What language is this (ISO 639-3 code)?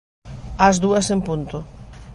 glg